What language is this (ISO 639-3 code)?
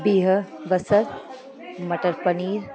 snd